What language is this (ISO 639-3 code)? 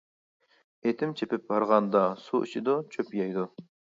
uig